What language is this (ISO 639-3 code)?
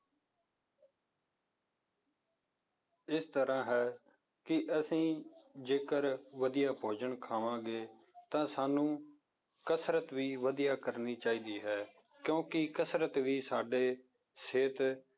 pan